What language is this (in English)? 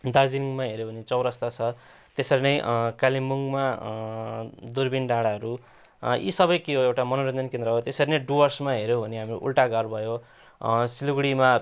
Nepali